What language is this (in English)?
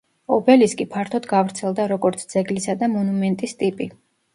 Georgian